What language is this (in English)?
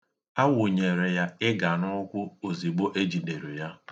Igbo